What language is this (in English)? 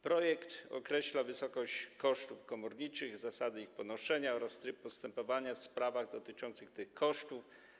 Polish